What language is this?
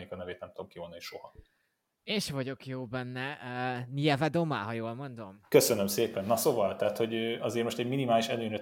Hungarian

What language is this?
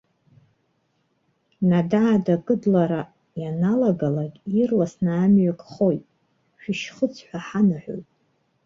Abkhazian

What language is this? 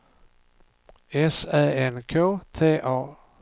Swedish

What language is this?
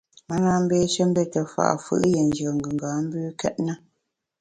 Bamun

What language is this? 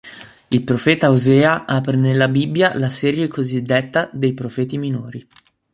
Italian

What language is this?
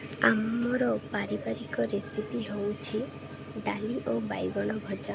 Odia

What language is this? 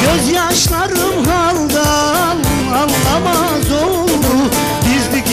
Arabic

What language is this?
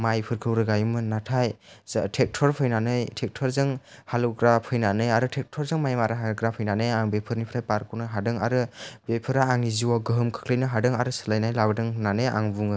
Bodo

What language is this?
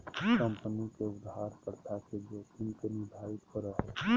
Magahi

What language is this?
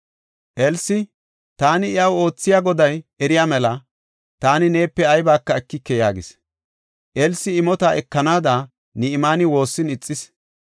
Gofa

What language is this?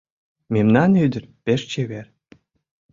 Mari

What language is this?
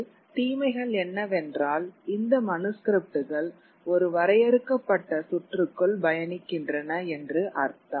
Tamil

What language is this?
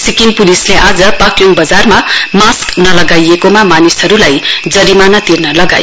Nepali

